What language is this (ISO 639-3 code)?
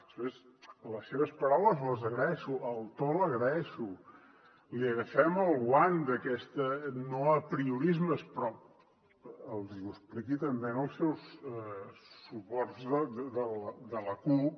cat